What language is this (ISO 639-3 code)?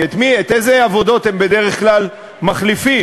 heb